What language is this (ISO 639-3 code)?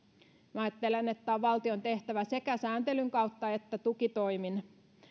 fin